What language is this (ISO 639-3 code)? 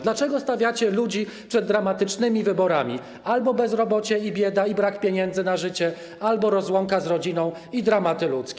pol